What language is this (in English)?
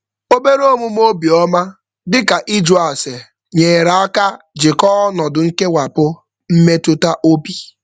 Igbo